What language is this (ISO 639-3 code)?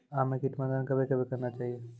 mai